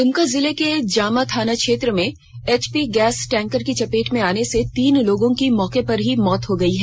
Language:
Hindi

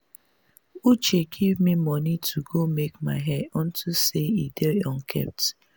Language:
Nigerian Pidgin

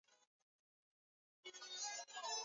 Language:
Swahili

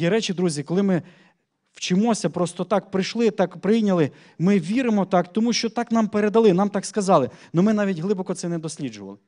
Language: Ukrainian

